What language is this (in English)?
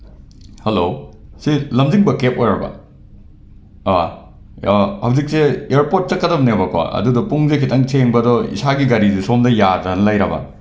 Manipuri